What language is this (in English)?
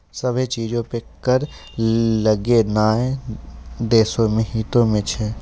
Maithili